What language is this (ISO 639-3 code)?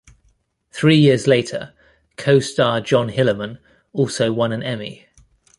eng